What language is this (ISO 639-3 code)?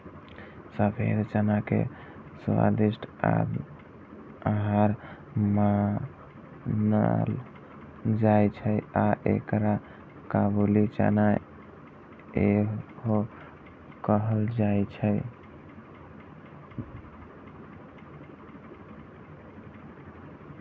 mai